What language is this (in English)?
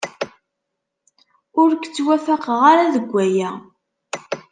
Kabyle